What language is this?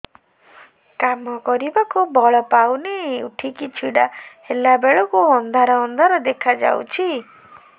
Odia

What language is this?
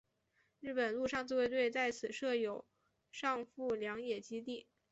Chinese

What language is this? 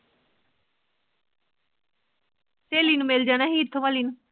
Punjabi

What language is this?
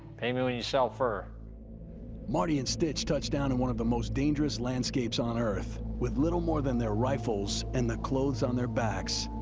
English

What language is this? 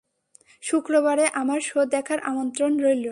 Bangla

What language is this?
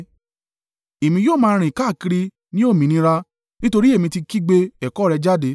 Yoruba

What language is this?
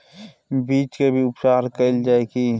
Maithili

